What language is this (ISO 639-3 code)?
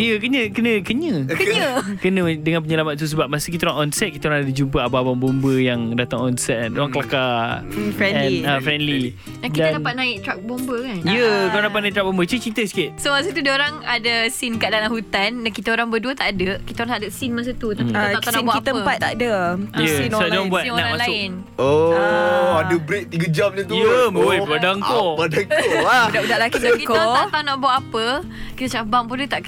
msa